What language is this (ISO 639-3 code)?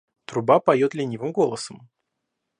rus